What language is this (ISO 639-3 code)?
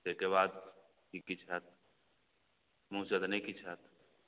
mai